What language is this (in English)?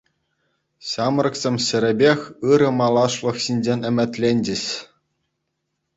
Chuvash